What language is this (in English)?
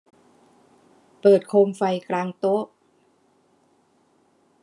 Thai